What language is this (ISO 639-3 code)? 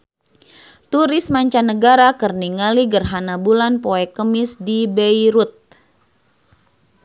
sun